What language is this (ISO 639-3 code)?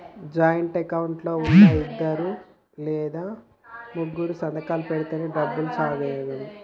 tel